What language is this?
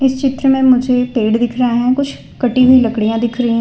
Hindi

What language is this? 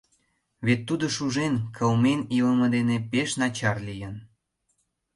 Mari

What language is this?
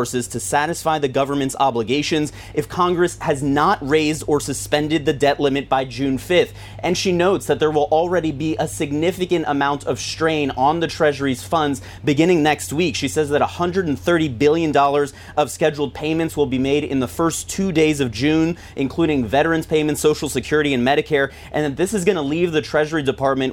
English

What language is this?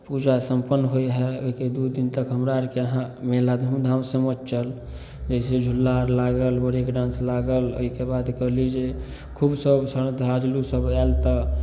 Maithili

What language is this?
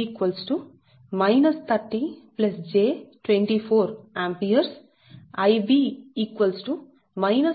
Telugu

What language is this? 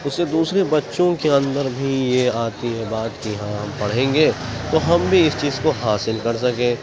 Urdu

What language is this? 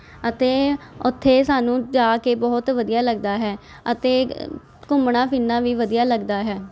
Punjabi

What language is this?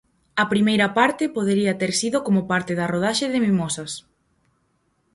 Galician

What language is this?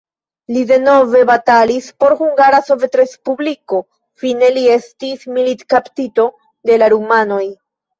Esperanto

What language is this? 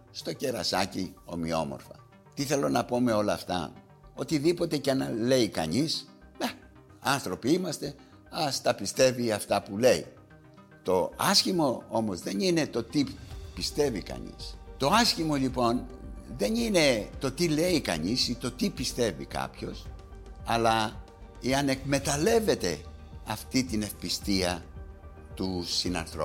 Greek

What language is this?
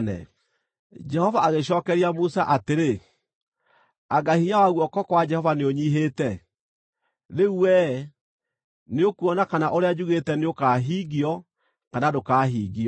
Kikuyu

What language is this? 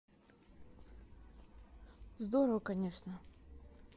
Russian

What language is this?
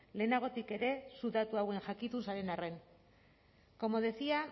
Basque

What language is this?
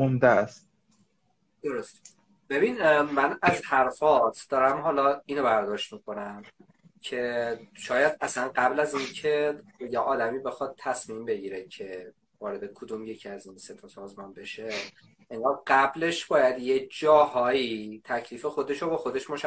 Persian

